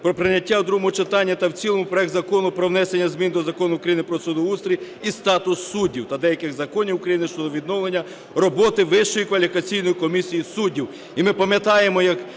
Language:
Ukrainian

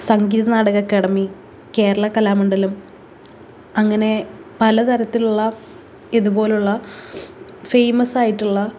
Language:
Malayalam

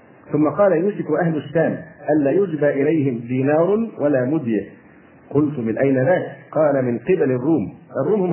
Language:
Arabic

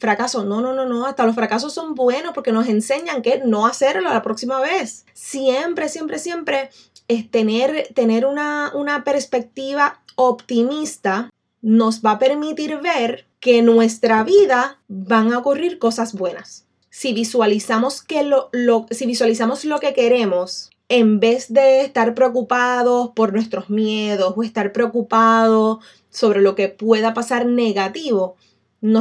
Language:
Spanish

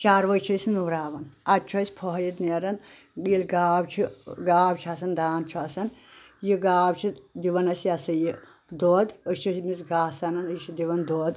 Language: Kashmiri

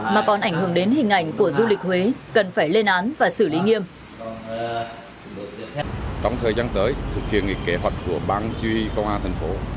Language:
Vietnamese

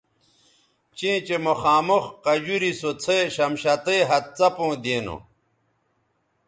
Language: Bateri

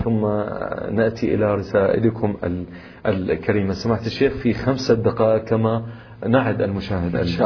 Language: Arabic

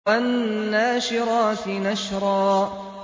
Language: Arabic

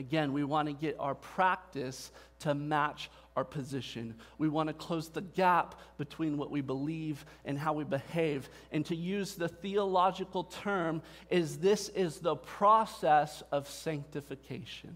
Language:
English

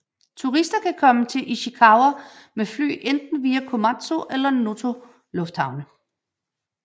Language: Danish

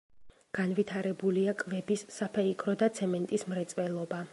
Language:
Georgian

